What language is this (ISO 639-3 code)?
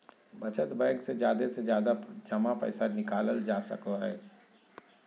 mag